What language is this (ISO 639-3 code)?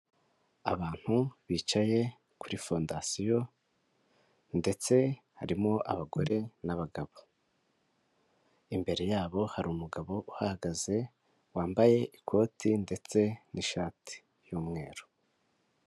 kin